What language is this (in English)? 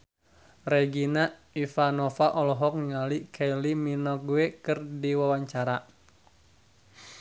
Sundanese